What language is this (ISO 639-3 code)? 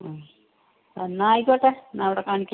mal